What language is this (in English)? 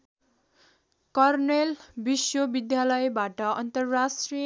Nepali